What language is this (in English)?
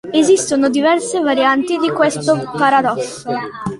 Italian